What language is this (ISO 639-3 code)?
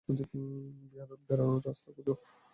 ben